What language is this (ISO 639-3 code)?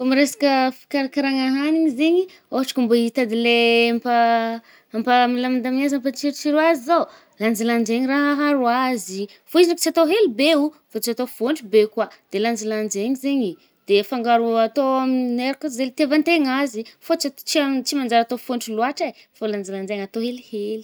bmm